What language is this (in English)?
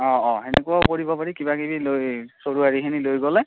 Assamese